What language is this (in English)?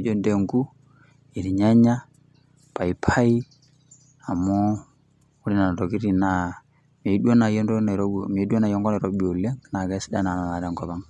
Masai